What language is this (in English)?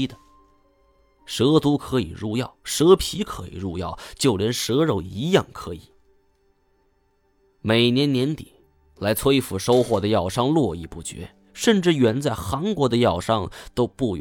Chinese